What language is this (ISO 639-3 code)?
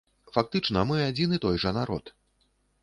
bel